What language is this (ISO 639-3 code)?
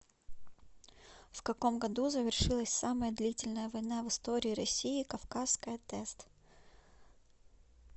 rus